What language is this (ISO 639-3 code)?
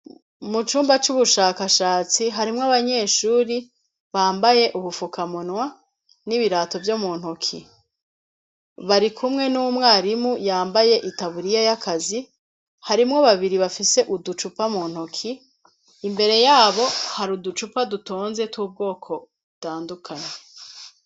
run